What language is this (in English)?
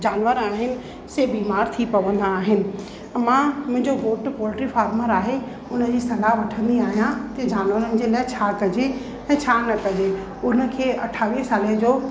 Sindhi